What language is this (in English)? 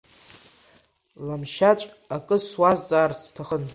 Abkhazian